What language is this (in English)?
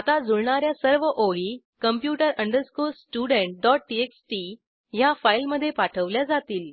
Marathi